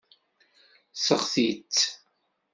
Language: Kabyle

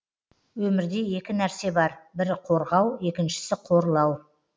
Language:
Kazakh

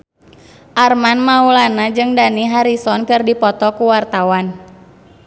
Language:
Sundanese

